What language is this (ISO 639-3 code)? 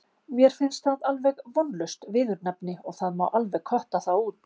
isl